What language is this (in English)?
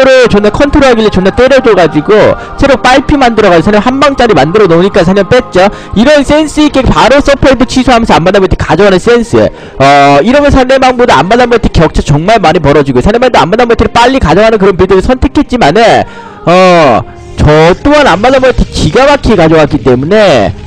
Korean